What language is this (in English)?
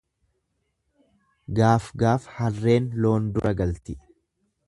Oromo